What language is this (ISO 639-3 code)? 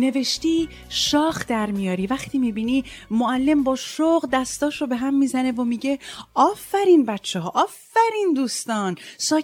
fas